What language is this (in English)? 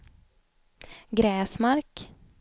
Swedish